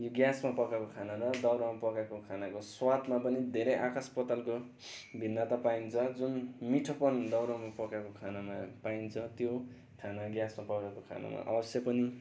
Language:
Nepali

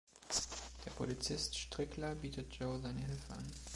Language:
German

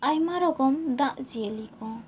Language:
Santali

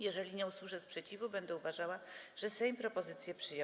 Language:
Polish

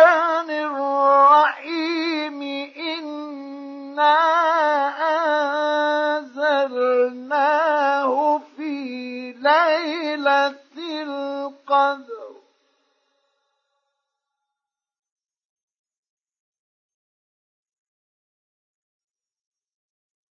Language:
Arabic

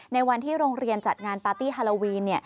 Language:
Thai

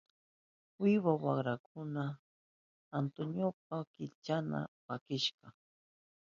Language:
Southern Pastaza Quechua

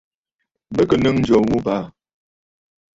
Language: Bafut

